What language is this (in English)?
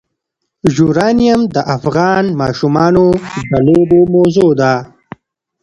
Pashto